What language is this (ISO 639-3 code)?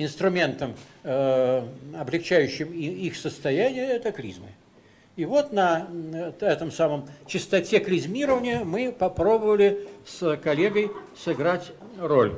rus